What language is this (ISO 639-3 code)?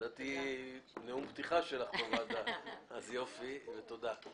heb